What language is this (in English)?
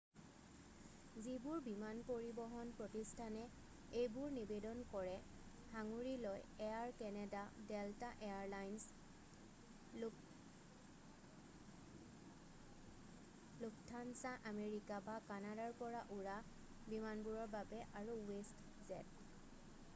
Assamese